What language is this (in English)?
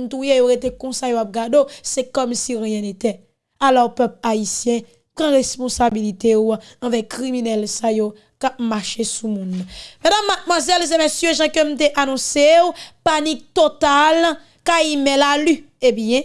French